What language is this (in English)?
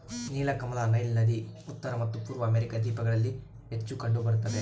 Kannada